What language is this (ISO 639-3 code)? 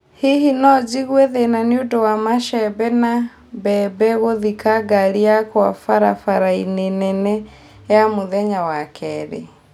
kik